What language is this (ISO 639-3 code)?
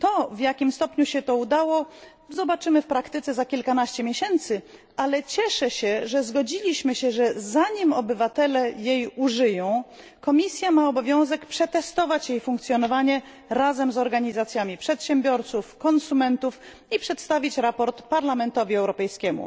pol